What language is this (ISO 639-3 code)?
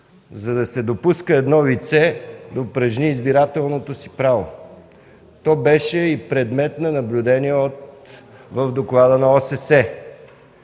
bul